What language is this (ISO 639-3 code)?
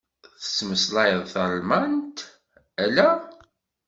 kab